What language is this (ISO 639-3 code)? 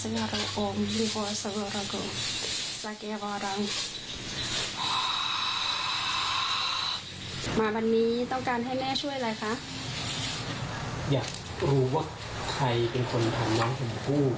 tha